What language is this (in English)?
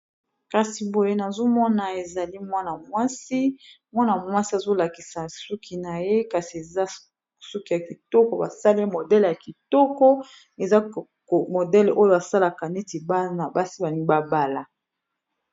Lingala